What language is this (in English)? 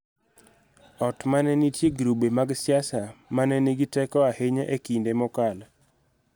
Luo (Kenya and Tanzania)